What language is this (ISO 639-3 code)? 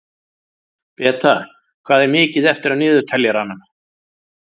isl